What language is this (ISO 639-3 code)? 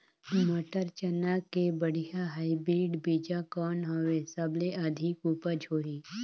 hne